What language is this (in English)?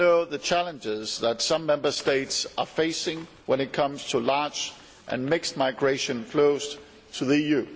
English